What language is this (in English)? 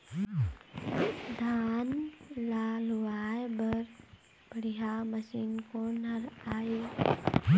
Chhattisgarhi